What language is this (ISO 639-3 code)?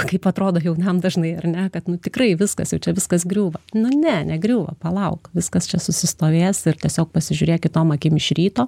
lit